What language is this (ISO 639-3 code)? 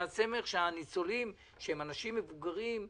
heb